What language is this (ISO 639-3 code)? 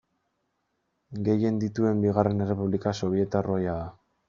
eus